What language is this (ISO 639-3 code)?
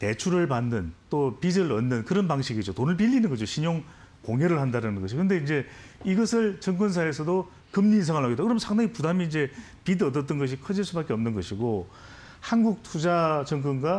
kor